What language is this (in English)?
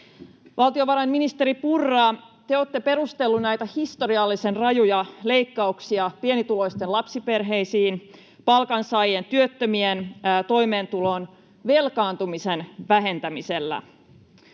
Finnish